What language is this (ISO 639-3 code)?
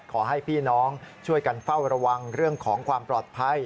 tha